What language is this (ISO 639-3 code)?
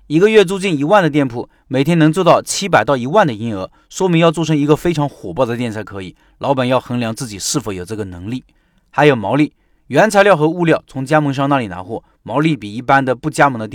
zho